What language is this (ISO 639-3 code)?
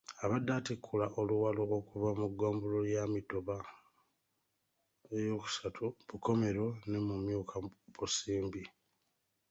lug